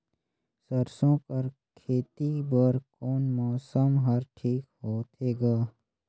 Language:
Chhattisgarhi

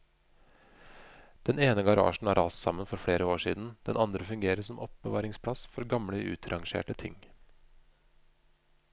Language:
Norwegian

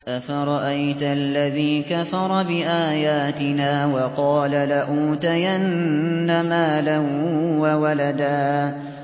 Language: Arabic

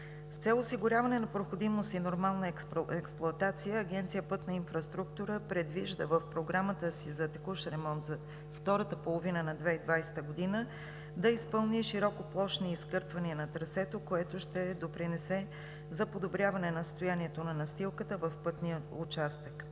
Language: Bulgarian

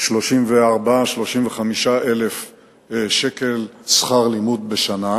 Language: Hebrew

